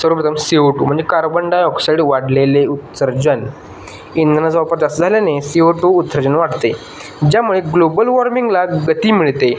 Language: Marathi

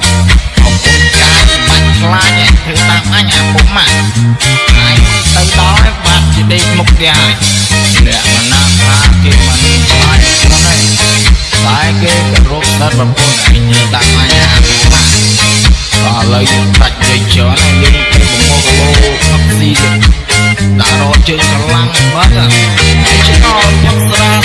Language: Indonesian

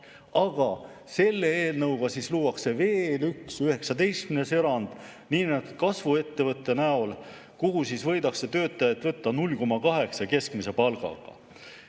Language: Estonian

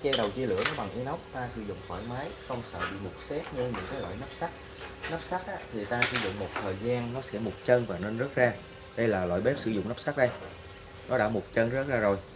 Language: Vietnamese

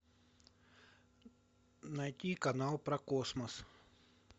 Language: Russian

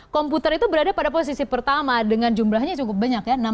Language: Indonesian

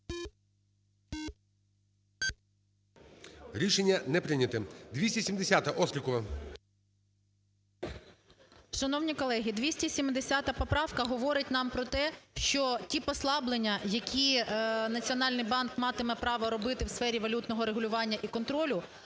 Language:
Ukrainian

